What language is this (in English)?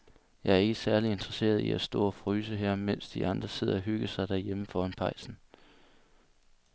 Danish